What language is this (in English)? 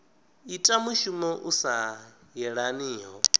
Venda